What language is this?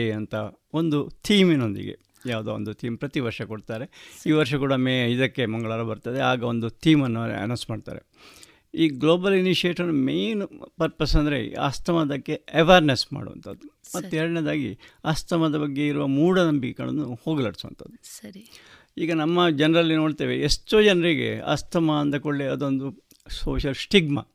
Kannada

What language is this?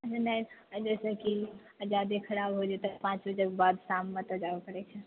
Maithili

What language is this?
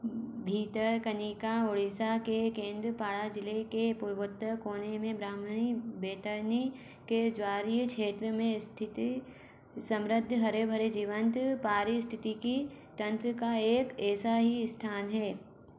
Hindi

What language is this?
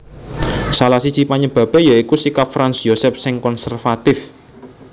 Javanese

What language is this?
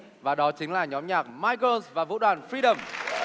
Vietnamese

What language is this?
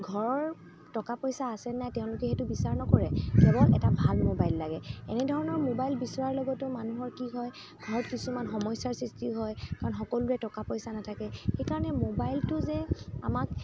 Assamese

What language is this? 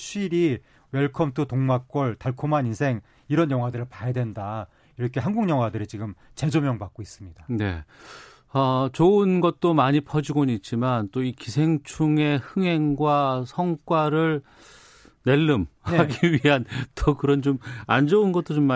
Korean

